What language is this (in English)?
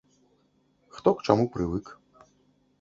Belarusian